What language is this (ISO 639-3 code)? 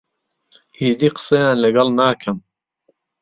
ckb